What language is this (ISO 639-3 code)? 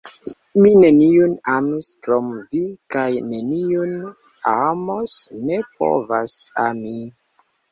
epo